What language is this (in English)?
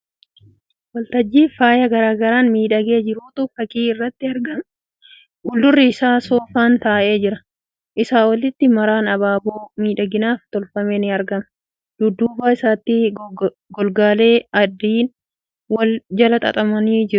Oromo